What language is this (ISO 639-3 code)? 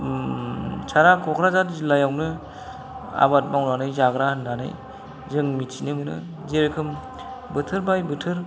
brx